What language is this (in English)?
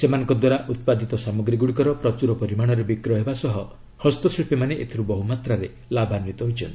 Odia